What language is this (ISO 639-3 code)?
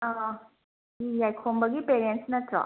mni